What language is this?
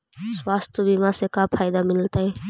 Magahi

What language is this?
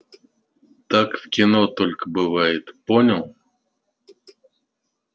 Russian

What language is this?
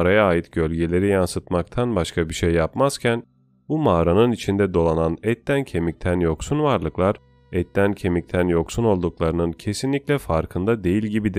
Turkish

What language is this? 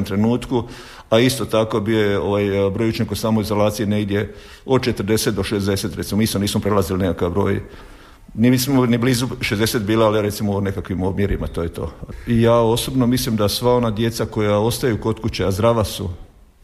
Croatian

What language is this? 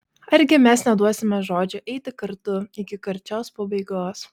Lithuanian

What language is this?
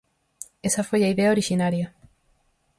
Galician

